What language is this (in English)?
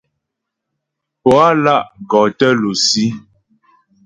Ghomala